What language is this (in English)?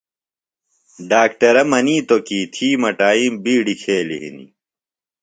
Phalura